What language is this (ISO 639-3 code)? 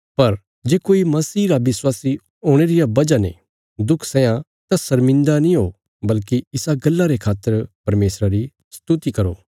kfs